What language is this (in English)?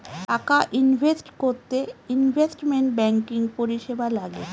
Bangla